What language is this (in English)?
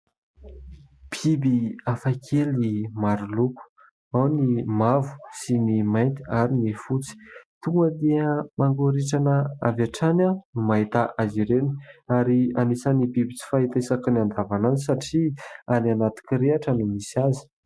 Malagasy